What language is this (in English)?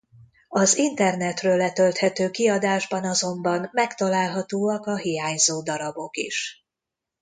Hungarian